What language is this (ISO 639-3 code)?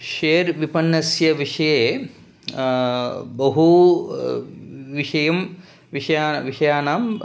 san